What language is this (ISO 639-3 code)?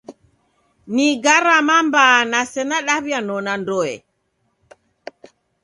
dav